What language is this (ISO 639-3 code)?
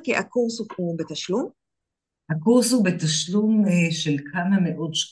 heb